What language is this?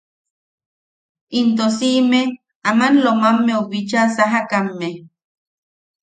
Yaqui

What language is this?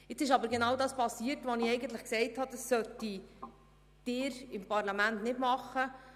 Swiss German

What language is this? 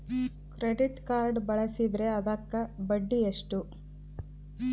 Kannada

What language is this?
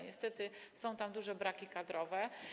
Polish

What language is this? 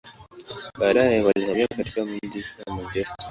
Swahili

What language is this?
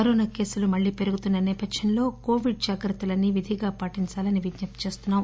Telugu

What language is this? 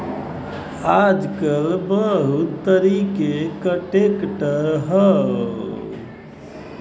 Bhojpuri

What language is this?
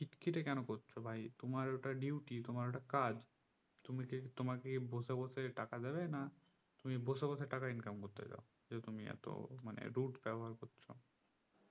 Bangla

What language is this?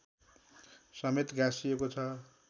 Nepali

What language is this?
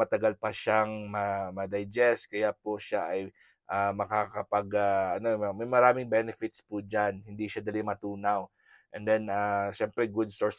Filipino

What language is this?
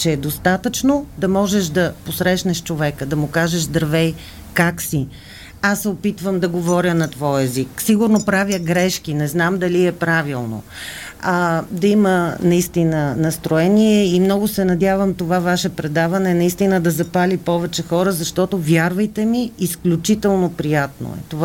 Bulgarian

